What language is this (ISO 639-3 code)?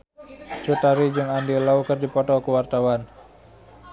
sun